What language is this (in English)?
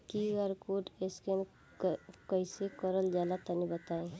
Bhojpuri